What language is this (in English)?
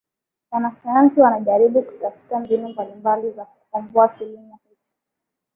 Swahili